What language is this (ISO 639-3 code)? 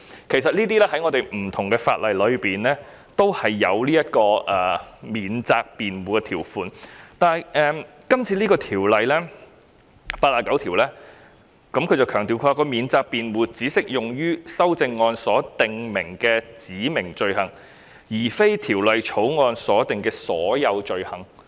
yue